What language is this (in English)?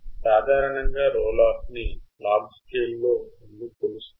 Telugu